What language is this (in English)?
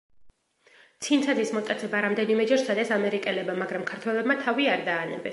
Georgian